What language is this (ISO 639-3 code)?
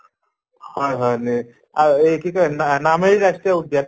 asm